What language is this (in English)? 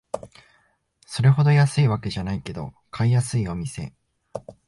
Japanese